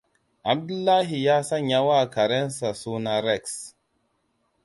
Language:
Hausa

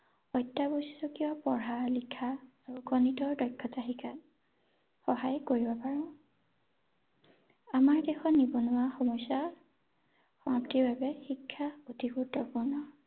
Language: Assamese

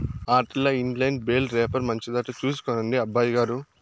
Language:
Telugu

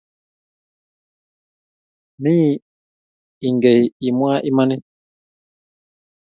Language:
Kalenjin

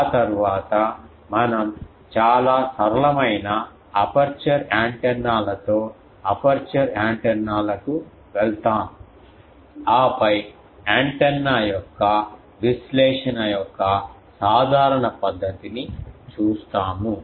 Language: Telugu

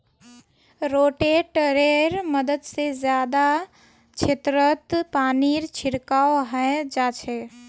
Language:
Magahi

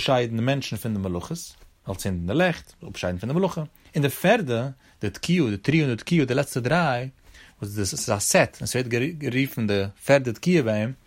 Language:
Hebrew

